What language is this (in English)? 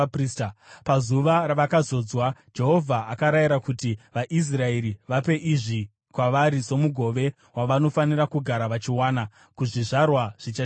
Shona